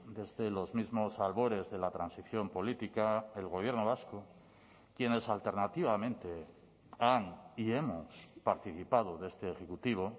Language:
Spanish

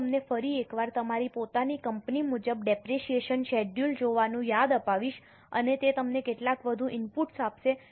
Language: Gujarati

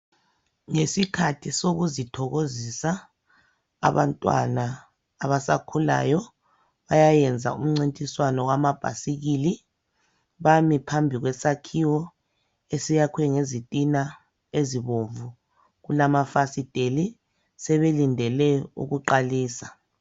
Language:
North Ndebele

